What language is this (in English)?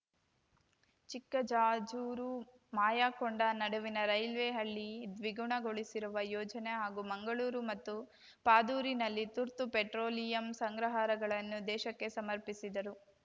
Kannada